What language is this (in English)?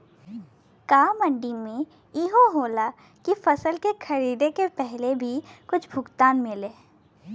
Bhojpuri